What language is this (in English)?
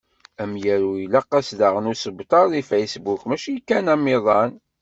Kabyle